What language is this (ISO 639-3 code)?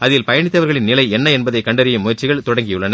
tam